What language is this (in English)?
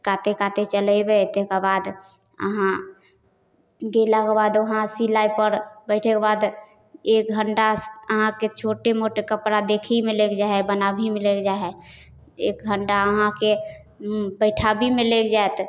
Maithili